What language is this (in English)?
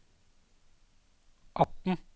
Norwegian